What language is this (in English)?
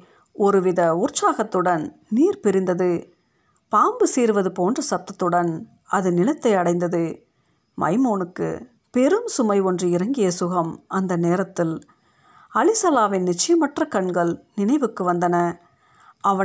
Tamil